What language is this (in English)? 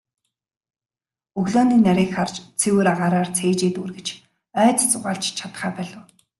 Mongolian